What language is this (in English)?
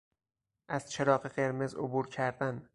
Persian